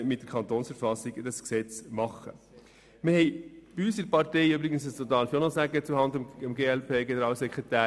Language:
Swiss German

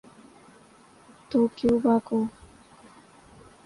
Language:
Urdu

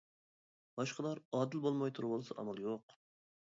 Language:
Uyghur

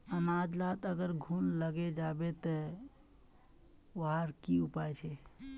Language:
Magahi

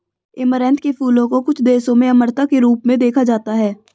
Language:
Hindi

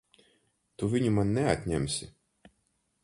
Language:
Latvian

